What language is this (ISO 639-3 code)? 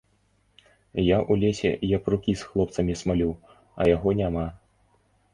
bel